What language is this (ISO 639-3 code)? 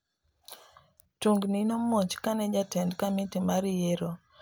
luo